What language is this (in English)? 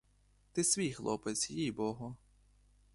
Ukrainian